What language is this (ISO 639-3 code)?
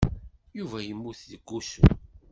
kab